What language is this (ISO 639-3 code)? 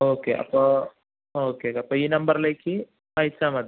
mal